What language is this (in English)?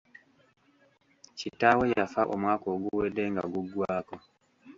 Ganda